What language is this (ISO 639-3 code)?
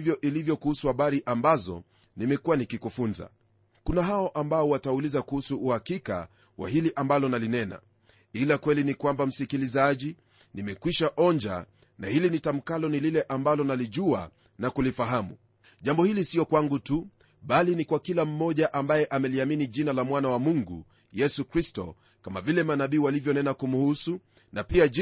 swa